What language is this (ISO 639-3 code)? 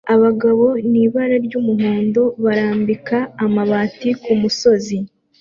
kin